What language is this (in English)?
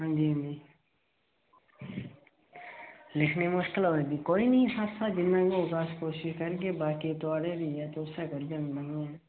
Dogri